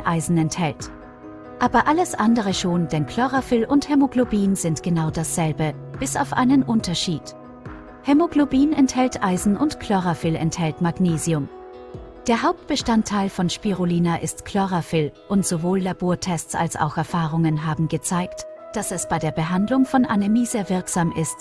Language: German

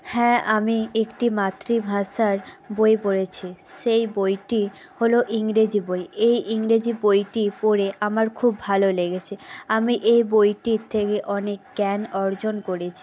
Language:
Bangla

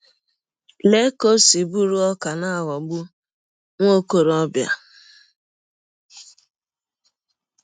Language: Igbo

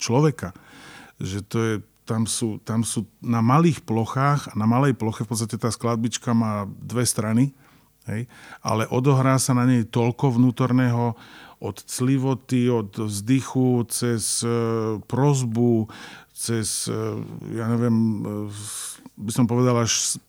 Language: Slovak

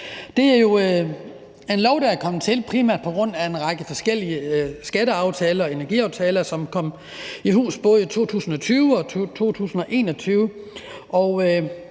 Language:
Danish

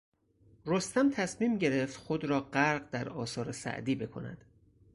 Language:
Persian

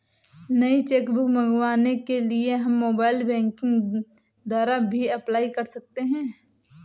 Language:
Hindi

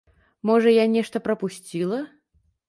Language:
Belarusian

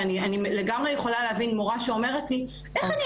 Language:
Hebrew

